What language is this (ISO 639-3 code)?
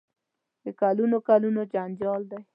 pus